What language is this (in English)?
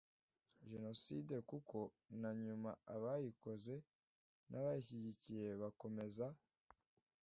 Kinyarwanda